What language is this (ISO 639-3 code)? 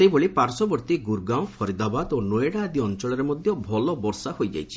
ori